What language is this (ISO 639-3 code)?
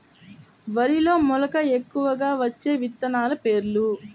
tel